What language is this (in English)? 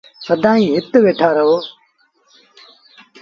Sindhi Bhil